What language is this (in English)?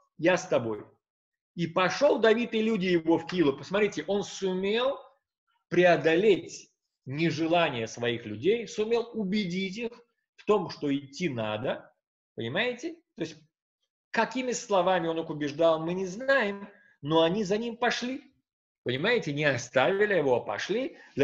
Russian